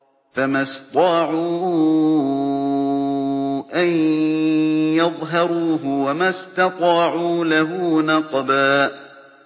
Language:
Arabic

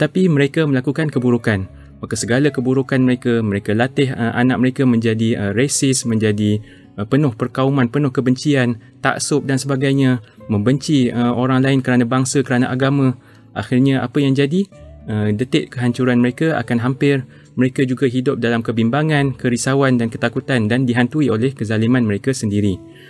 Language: Malay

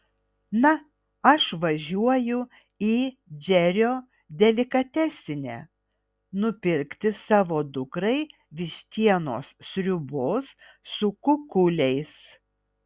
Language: Lithuanian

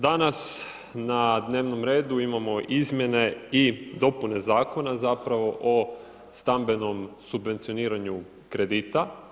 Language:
Croatian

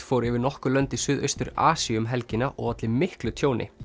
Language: Icelandic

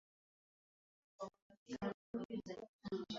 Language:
Swahili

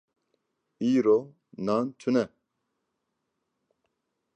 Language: Kurdish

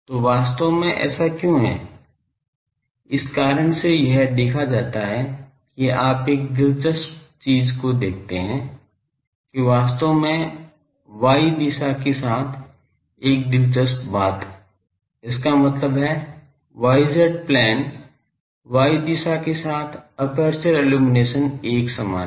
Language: Hindi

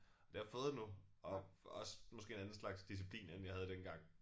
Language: Danish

